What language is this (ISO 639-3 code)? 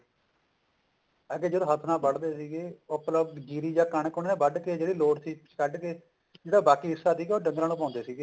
pan